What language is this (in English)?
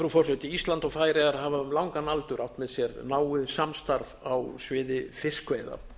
Icelandic